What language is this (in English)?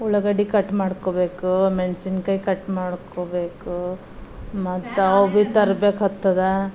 Kannada